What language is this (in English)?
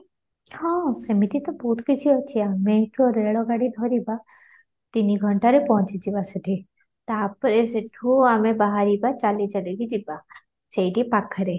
Odia